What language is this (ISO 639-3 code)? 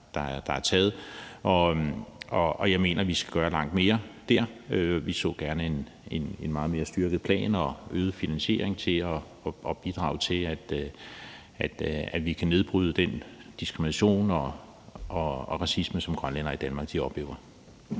dan